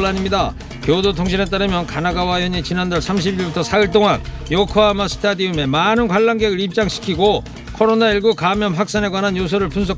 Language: Korean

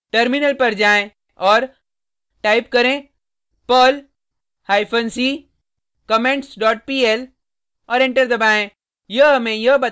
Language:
Hindi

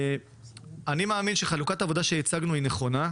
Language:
Hebrew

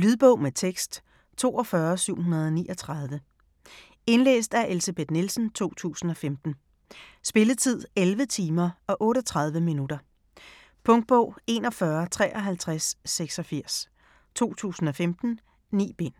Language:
Danish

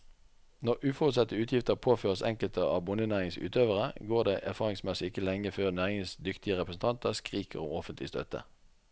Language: Norwegian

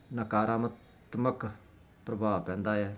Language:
Punjabi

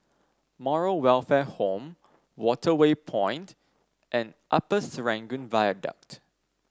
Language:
English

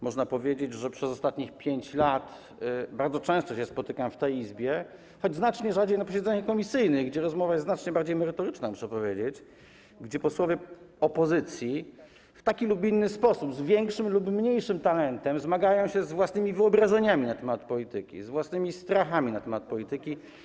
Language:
Polish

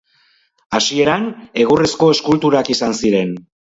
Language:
Basque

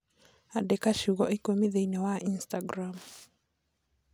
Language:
Kikuyu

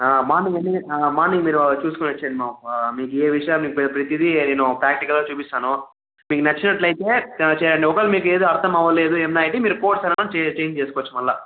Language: Telugu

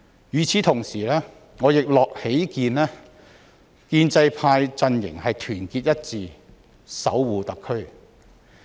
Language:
Cantonese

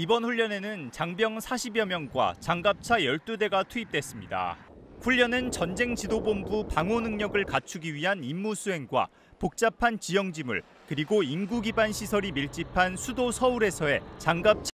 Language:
Korean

